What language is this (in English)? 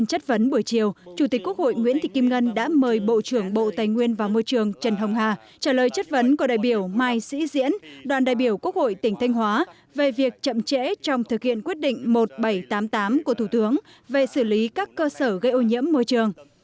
Vietnamese